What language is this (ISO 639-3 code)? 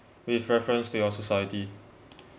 eng